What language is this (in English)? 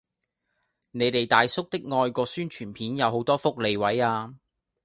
Cantonese